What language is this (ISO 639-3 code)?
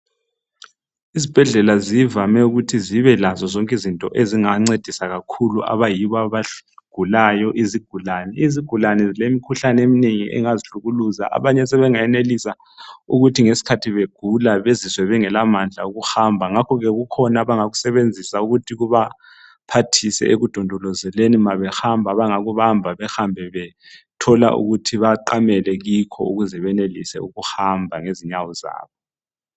nde